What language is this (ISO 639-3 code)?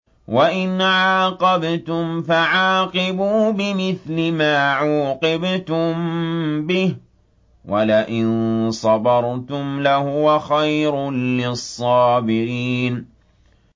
ara